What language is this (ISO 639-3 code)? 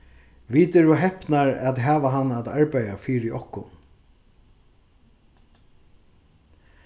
fao